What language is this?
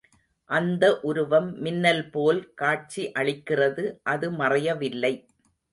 Tamil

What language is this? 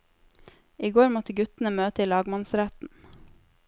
Norwegian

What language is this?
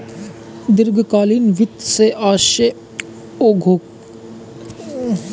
Hindi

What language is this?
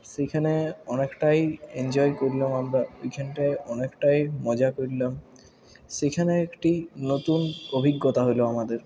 Bangla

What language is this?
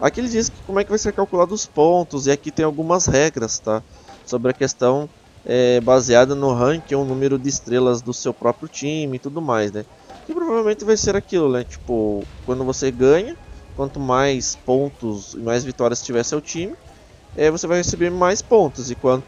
Portuguese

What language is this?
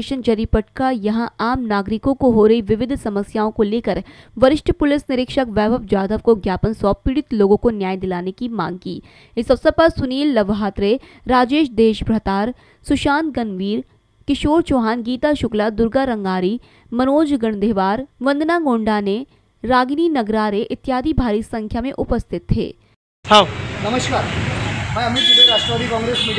Hindi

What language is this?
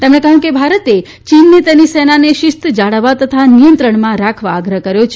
Gujarati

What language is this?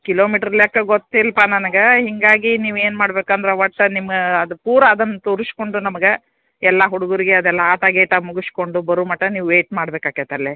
Kannada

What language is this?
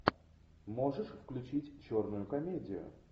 Russian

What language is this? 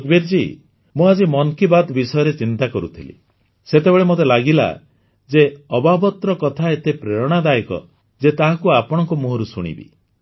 Odia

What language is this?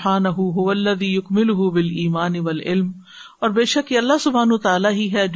Urdu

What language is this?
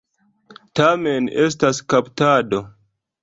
Esperanto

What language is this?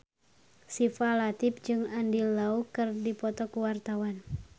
Sundanese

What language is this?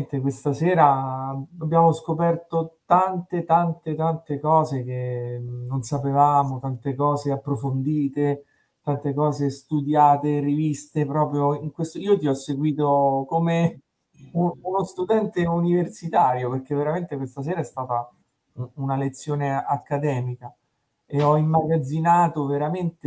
Italian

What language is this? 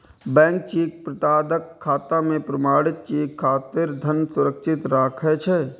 Maithili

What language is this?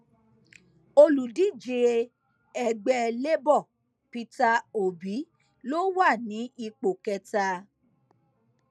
Yoruba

